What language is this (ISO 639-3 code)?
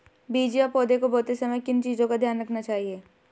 hin